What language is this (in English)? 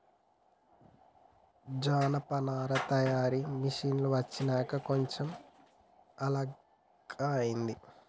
Telugu